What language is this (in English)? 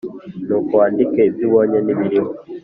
Kinyarwanda